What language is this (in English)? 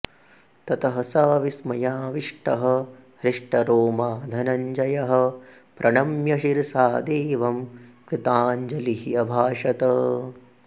Sanskrit